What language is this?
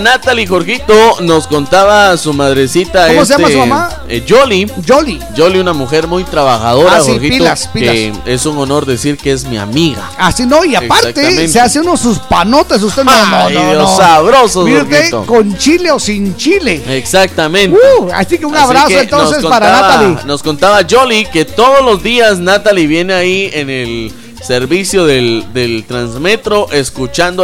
Spanish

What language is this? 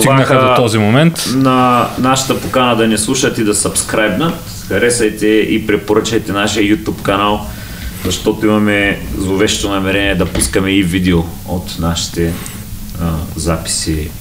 Bulgarian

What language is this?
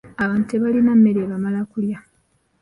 Ganda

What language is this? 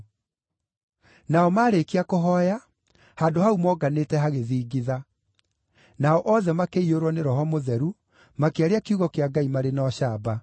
Kikuyu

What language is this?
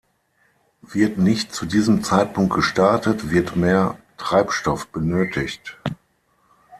German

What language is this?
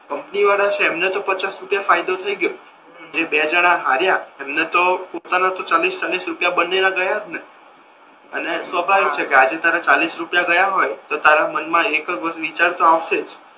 Gujarati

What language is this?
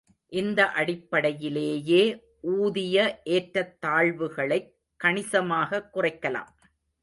Tamil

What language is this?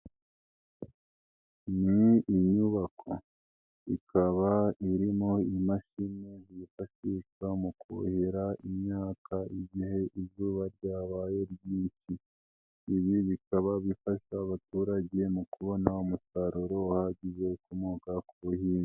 Kinyarwanda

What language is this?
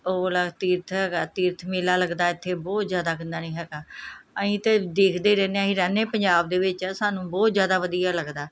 Punjabi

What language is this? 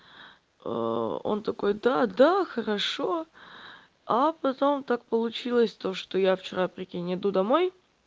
Russian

